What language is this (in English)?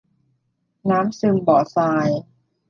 Thai